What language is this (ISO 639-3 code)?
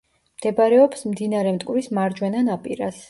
kat